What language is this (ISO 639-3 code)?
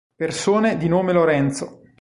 ita